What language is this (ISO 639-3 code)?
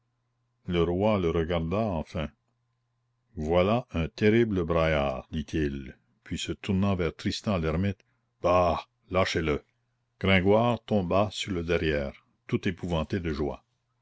fra